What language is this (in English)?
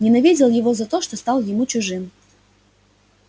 Russian